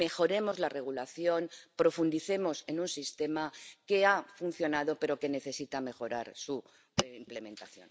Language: Spanish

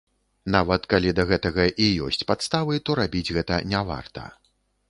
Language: Belarusian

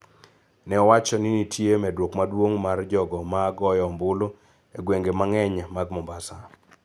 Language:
Luo (Kenya and Tanzania)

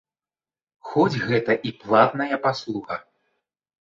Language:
Belarusian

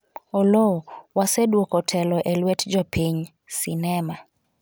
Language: Luo (Kenya and Tanzania)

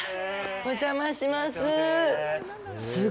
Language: Japanese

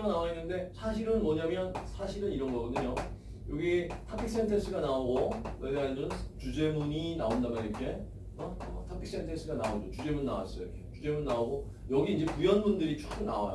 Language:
Korean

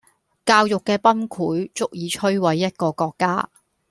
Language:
Cantonese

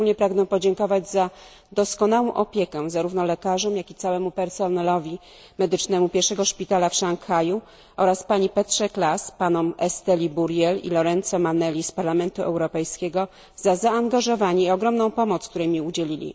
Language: Polish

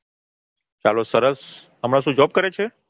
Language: Gujarati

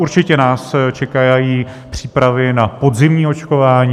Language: Czech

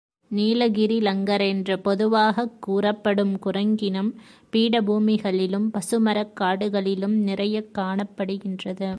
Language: Tamil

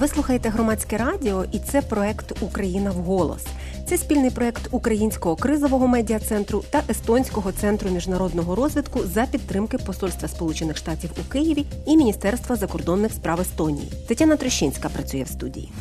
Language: Ukrainian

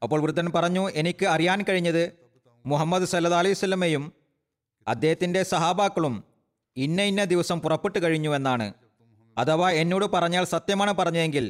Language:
Malayalam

